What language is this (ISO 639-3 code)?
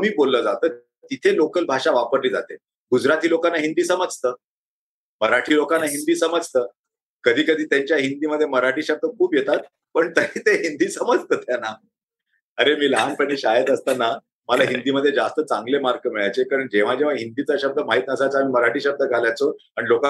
mar